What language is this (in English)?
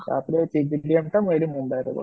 Odia